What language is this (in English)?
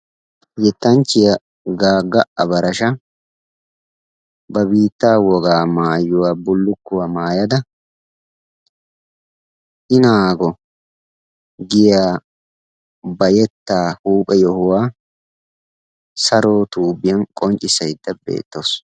Wolaytta